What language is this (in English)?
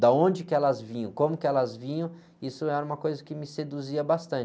Portuguese